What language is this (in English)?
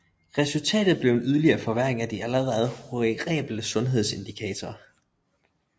Danish